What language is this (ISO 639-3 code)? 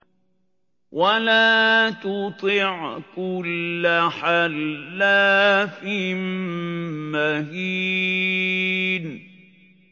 ara